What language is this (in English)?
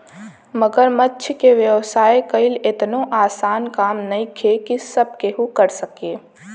Bhojpuri